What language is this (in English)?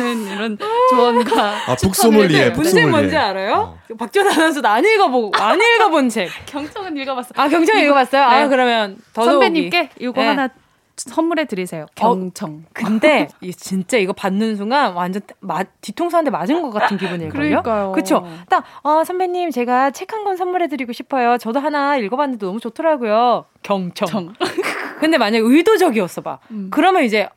Korean